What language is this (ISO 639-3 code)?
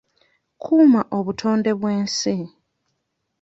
lug